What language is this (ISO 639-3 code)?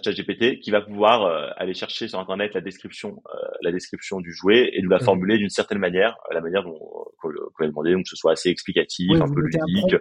fra